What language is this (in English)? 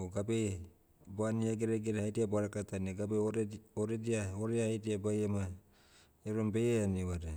Motu